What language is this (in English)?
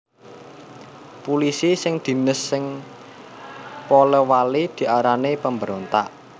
Javanese